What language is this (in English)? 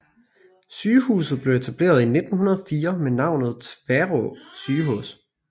Danish